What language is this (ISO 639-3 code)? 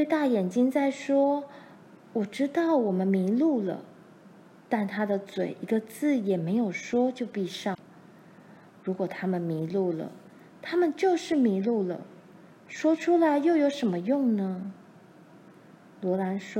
zho